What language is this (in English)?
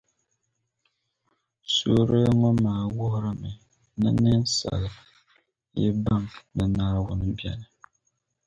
Dagbani